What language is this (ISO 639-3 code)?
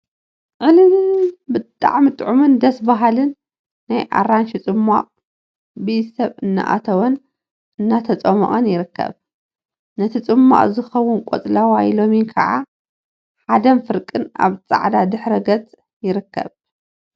tir